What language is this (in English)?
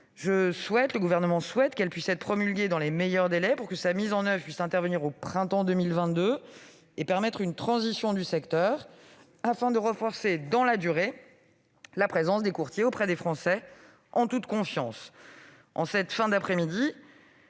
French